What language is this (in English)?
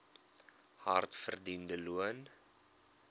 Afrikaans